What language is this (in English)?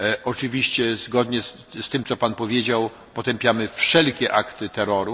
Polish